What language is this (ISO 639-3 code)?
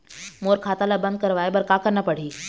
hne